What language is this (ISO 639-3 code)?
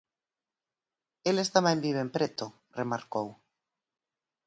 glg